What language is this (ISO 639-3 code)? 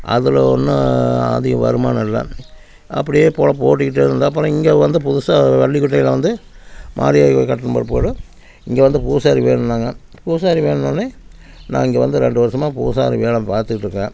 tam